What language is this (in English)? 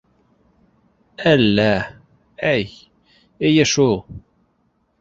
Bashkir